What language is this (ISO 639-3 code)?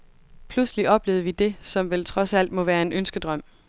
dan